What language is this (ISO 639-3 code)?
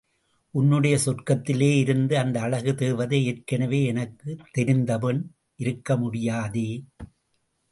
tam